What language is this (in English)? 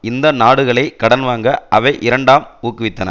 Tamil